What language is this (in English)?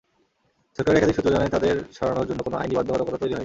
Bangla